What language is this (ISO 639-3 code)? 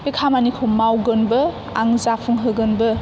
brx